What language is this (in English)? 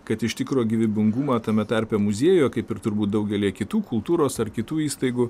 Lithuanian